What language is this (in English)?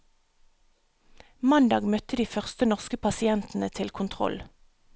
Norwegian